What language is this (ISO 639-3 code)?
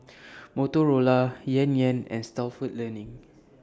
eng